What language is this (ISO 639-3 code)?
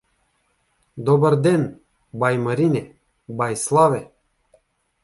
bul